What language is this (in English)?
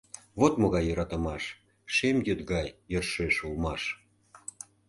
Mari